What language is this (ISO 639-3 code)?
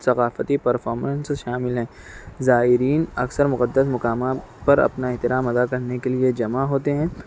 urd